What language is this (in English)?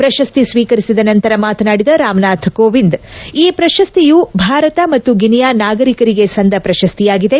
Kannada